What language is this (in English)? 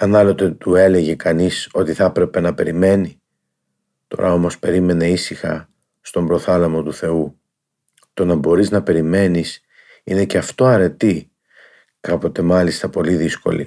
Greek